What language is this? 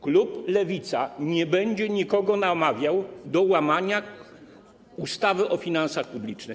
Polish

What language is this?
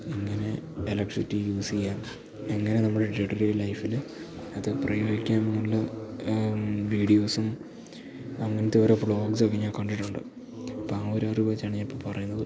Malayalam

